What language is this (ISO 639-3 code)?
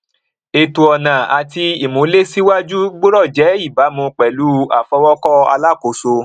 yor